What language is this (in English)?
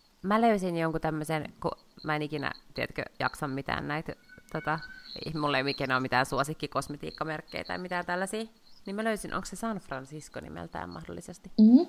Finnish